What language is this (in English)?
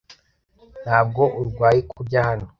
Kinyarwanda